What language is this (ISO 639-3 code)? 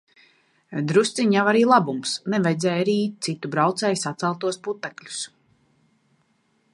lav